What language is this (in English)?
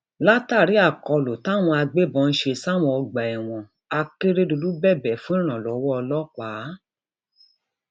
Yoruba